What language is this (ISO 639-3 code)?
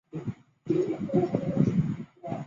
zho